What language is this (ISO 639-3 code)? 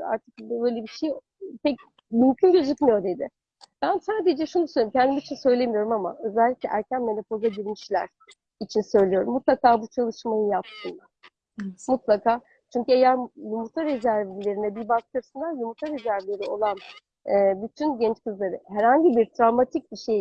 tur